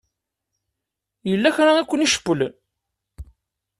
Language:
Kabyle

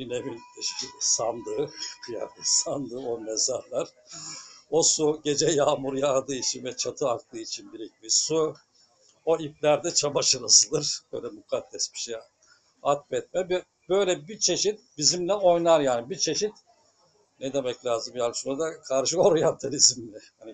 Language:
Turkish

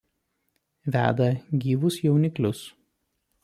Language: Lithuanian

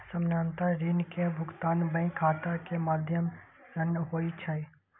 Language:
Maithili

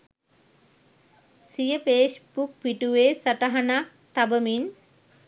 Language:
Sinhala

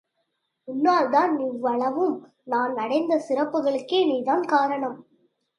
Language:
Tamil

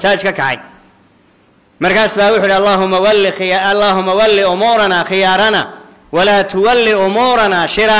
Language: Arabic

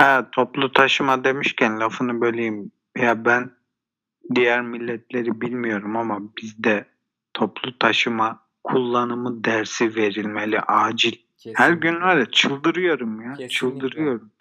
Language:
Turkish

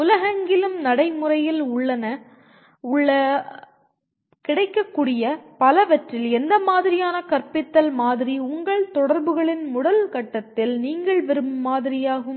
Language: Tamil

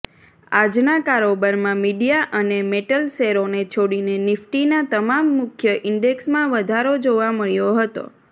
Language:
Gujarati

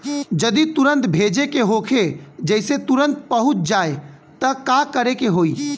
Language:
Bhojpuri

